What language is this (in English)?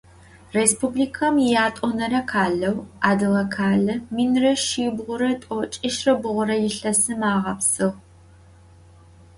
Adyghe